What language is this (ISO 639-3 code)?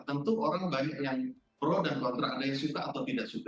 ind